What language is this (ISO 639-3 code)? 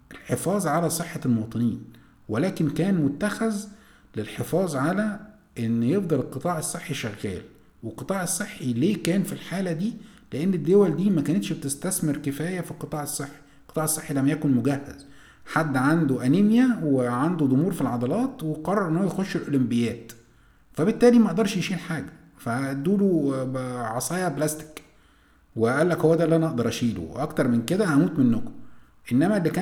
ara